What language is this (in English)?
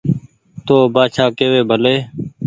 Goaria